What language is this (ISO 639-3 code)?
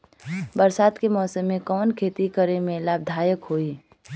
bho